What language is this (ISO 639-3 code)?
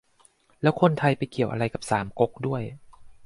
tha